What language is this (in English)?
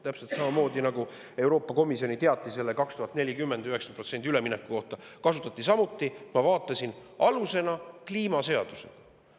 Estonian